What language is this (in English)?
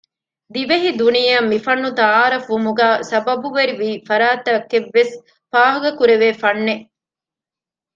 Divehi